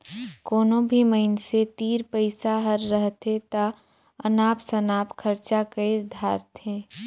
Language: Chhattisgarhi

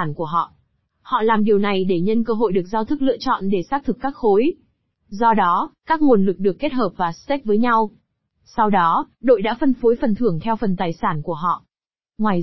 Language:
Vietnamese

